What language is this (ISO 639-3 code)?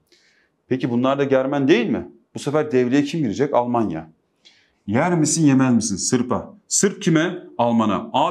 tur